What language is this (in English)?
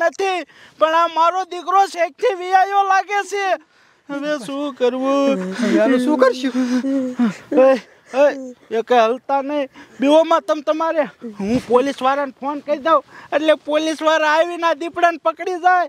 Gujarati